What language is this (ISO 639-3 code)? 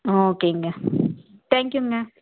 tam